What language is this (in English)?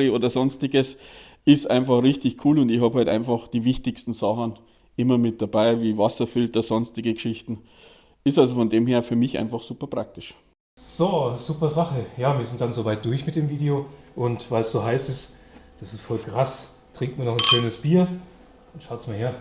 German